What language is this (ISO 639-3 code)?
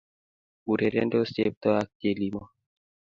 kln